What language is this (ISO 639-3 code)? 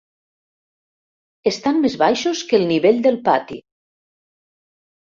cat